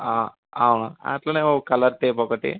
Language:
Telugu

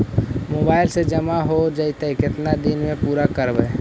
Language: Magahi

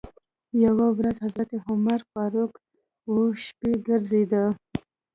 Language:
Pashto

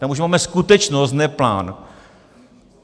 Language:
Czech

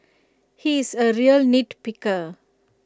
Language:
English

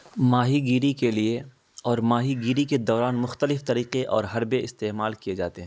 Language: Urdu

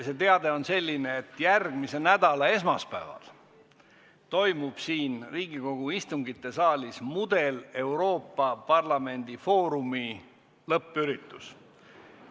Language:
Estonian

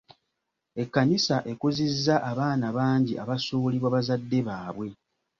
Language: Ganda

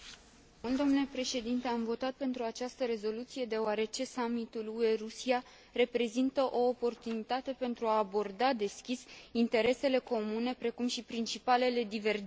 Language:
Romanian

